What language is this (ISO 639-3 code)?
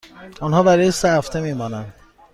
fas